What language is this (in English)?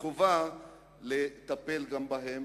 Hebrew